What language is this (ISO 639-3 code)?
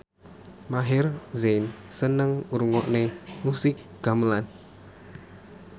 jav